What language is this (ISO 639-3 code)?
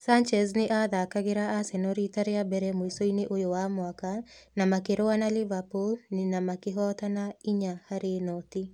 kik